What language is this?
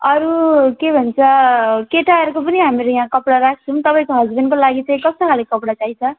Nepali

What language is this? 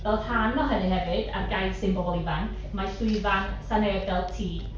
Welsh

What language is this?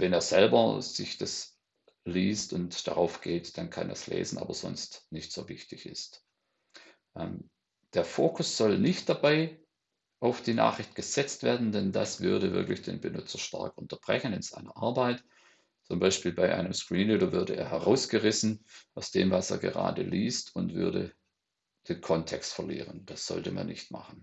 German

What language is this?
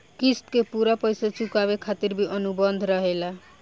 Bhojpuri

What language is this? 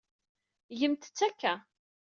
Kabyle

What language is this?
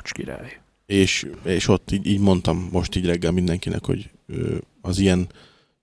Hungarian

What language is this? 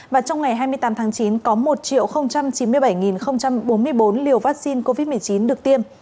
Vietnamese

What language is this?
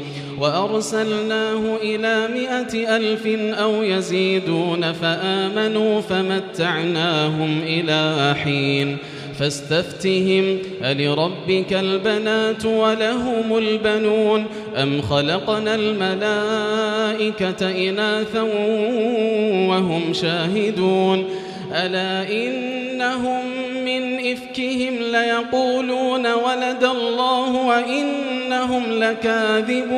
Arabic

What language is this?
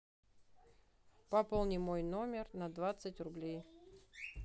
Russian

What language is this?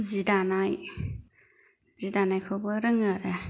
Bodo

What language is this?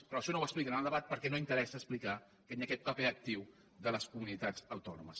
Catalan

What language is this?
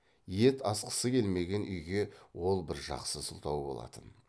Kazakh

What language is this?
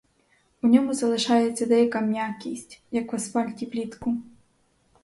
Ukrainian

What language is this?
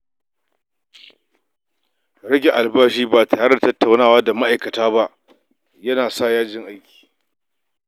Hausa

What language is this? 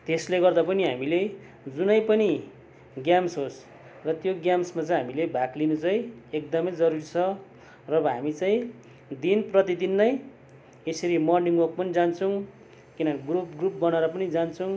Nepali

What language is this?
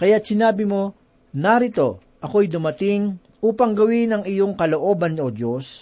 Filipino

